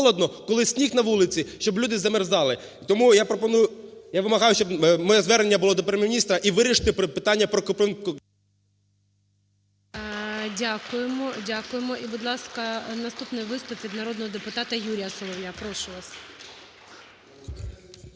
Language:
Ukrainian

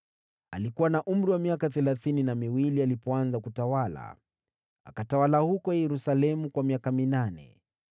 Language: Swahili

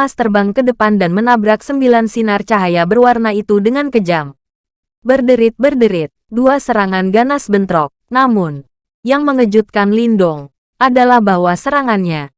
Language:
Indonesian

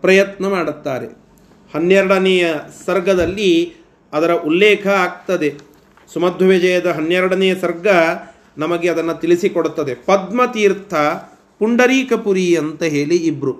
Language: Kannada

